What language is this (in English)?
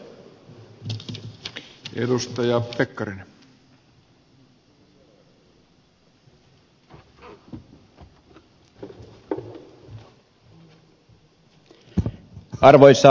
Finnish